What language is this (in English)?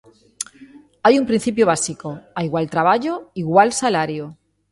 Galician